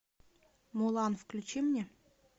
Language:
Russian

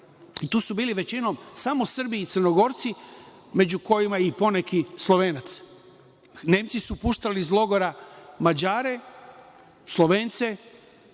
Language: Serbian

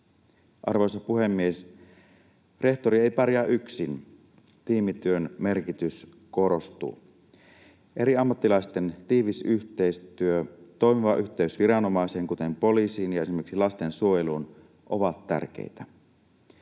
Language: Finnish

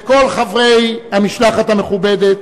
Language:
Hebrew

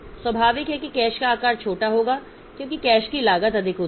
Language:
Hindi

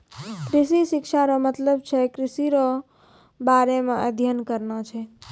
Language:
Maithili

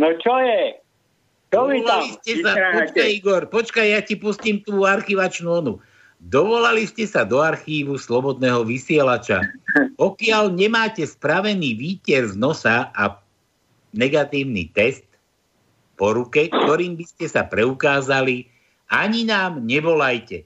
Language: Slovak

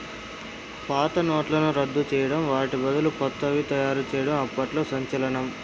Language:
Telugu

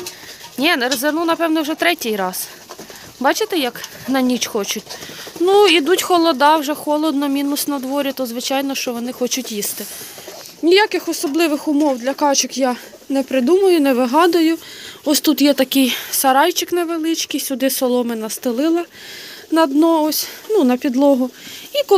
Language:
Ukrainian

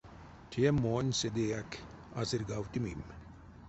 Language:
Erzya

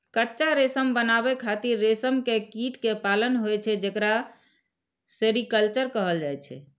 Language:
Maithili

